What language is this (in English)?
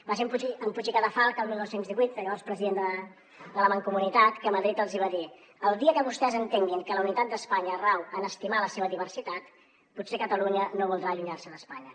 Catalan